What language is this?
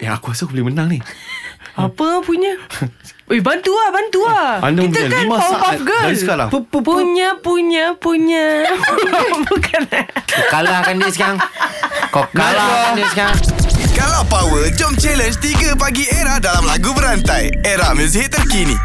Malay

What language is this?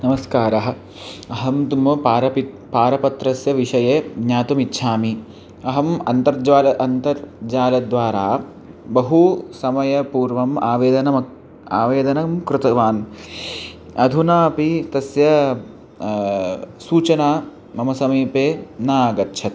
Sanskrit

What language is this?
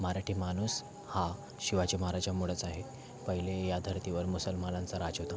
Marathi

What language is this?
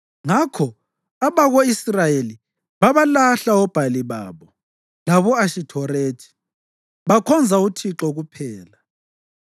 North Ndebele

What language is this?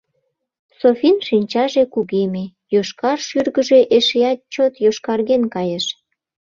Mari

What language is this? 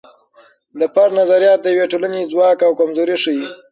Pashto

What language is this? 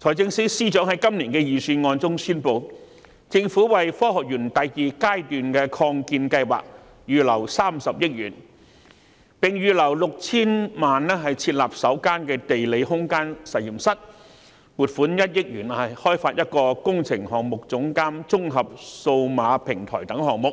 Cantonese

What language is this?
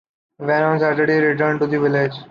English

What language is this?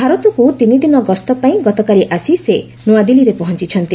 Odia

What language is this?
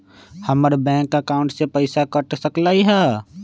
Magahi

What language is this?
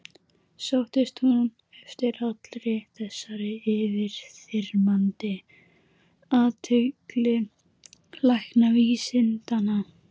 Icelandic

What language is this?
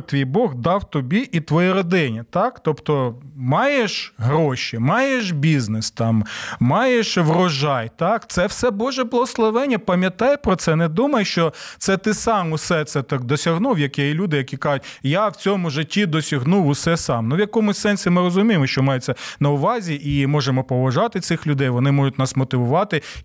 Ukrainian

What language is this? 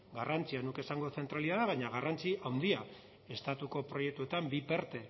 Basque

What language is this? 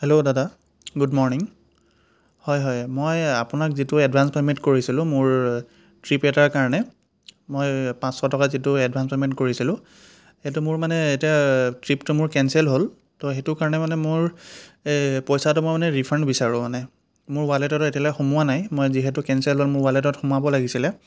Assamese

